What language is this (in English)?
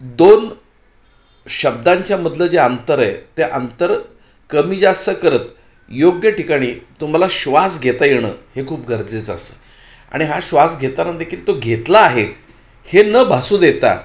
Marathi